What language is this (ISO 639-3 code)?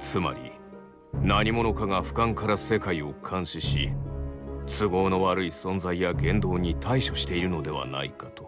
jpn